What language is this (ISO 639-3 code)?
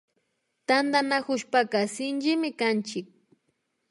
qvi